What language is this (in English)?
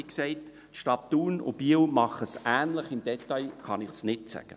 Swiss German